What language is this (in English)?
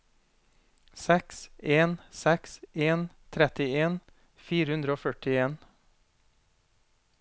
Norwegian